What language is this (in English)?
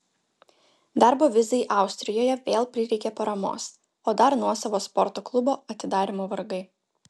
Lithuanian